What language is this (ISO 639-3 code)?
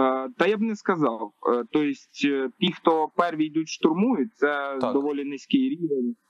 ukr